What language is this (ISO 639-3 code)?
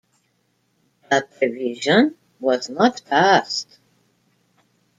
eng